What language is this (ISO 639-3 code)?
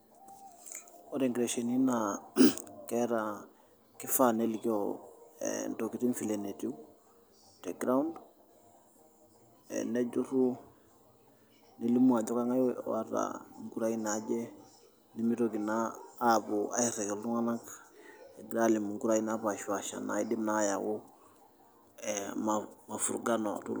mas